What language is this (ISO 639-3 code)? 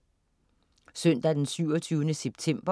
dan